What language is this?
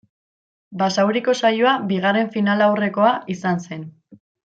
Basque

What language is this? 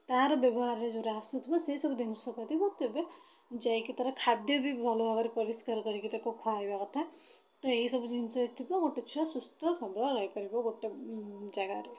Odia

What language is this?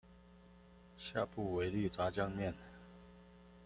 Chinese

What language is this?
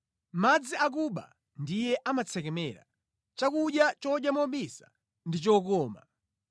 Nyanja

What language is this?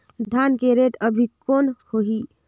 Chhattisgarhi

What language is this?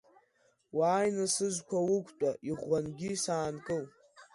Abkhazian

